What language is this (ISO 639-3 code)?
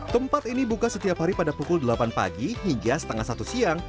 ind